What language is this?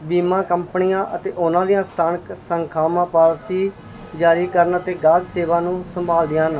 Punjabi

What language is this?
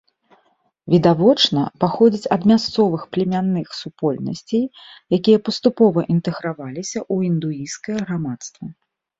Belarusian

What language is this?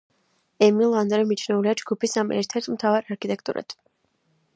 Georgian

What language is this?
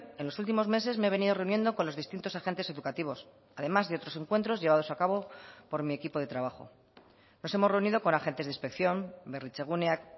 Spanish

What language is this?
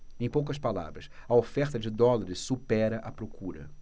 Portuguese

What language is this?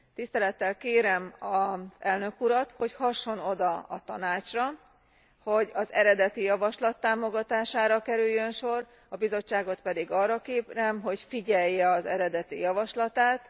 Hungarian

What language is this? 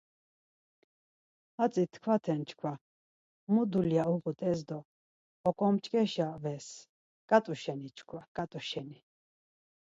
Laz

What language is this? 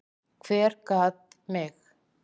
Icelandic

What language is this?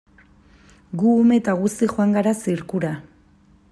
Basque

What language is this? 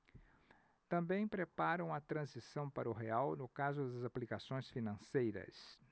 Portuguese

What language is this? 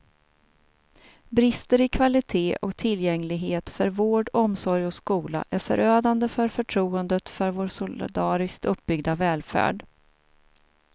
Swedish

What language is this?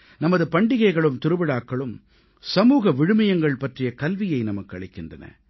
Tamil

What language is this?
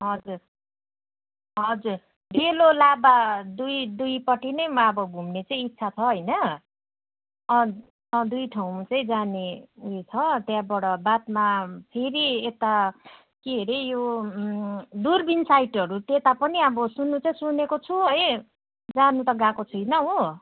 Nepali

